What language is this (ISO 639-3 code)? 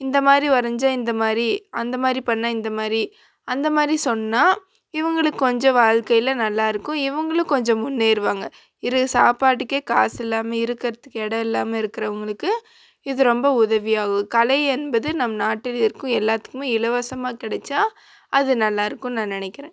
tam